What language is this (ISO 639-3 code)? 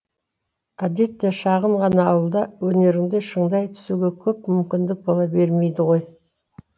kaz